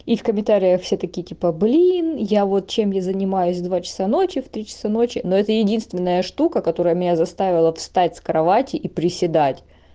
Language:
Russian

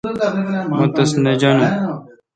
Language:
Kalkoti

